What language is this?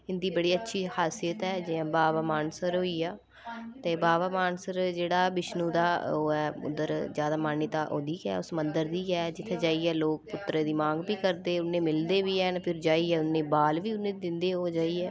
Dogri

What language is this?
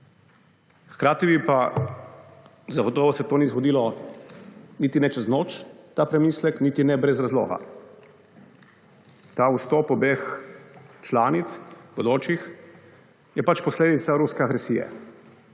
Slovenian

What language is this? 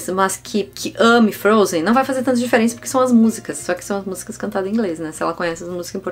Portuguese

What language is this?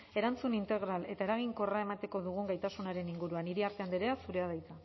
Basque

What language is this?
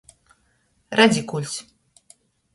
Latgalian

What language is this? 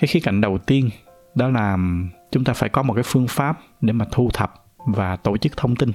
Vietnamese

